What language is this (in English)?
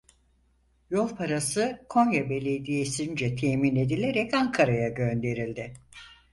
Turkish